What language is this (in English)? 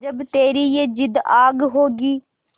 Hindi